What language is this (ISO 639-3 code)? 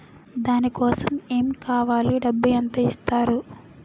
tel